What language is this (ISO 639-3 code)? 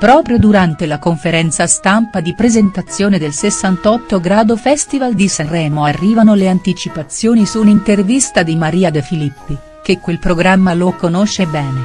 ita